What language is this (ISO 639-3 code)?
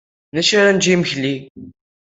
kab